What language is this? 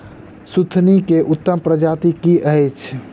Maithili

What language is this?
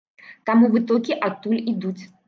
Belarusian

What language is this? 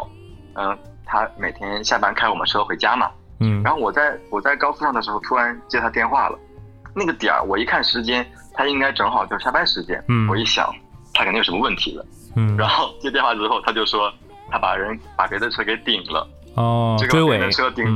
Chinese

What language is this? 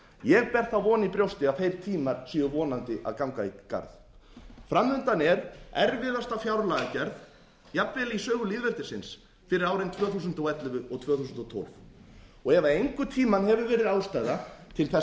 Icelandic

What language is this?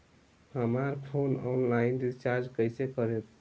Bhojpuri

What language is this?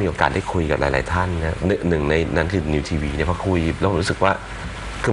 Thai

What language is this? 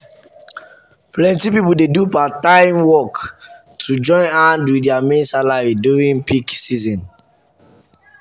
Nigerian Pidgin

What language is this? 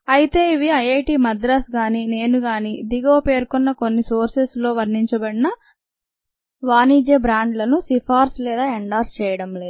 Telugu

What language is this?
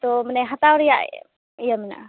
Santali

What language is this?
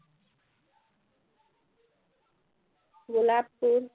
Assamese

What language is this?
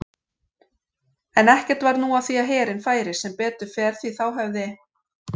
Icelandic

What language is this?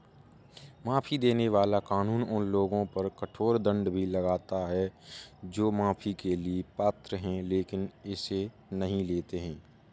Hindi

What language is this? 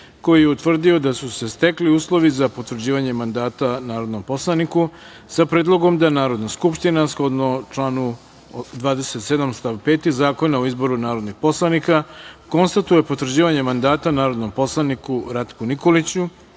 Serbian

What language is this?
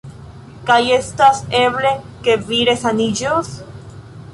Esperanto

